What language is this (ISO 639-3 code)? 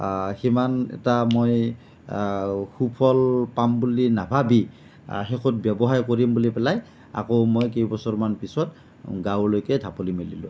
asm